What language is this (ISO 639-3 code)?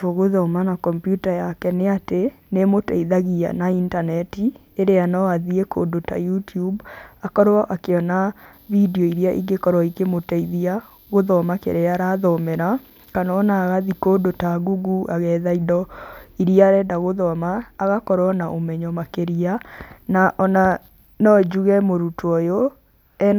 kik